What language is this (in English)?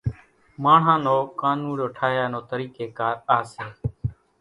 Kachi Koli